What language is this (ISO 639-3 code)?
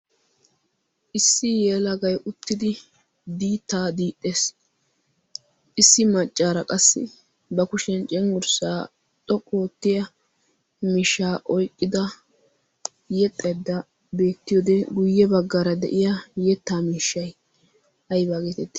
wal